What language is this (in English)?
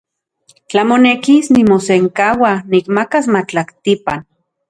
Central Puebla Nahuatl